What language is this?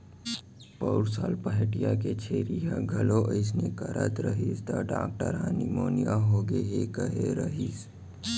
Chhattisgarhi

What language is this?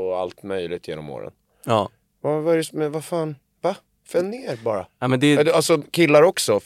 Swedish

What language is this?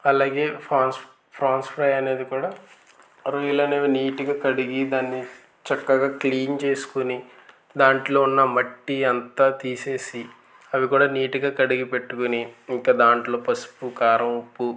Telugu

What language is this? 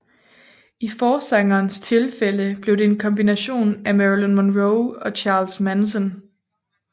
Danish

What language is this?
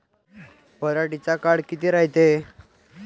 Marathi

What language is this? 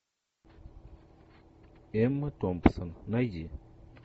Russian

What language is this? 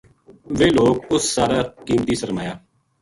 Gujari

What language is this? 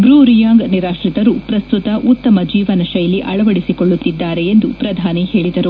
Kannada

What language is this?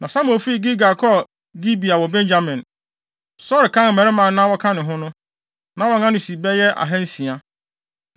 Akan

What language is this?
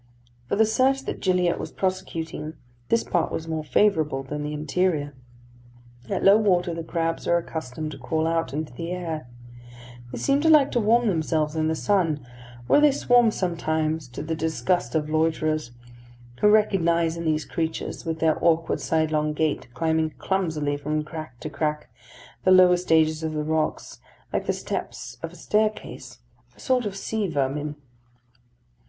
English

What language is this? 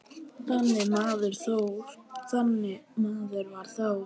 Icelandic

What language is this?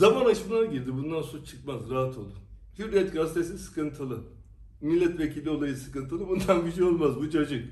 Turkish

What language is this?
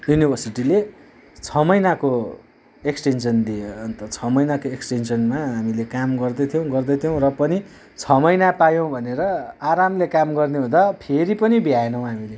Nepali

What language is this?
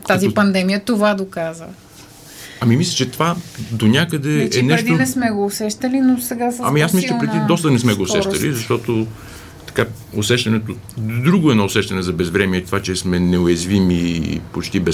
Bulgarian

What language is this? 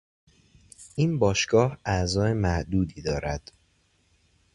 Persian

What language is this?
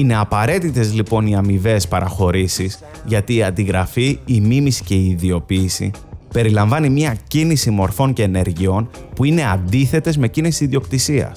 Greek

